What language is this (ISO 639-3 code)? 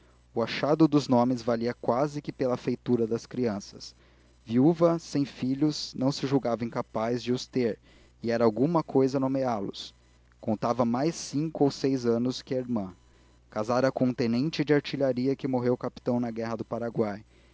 por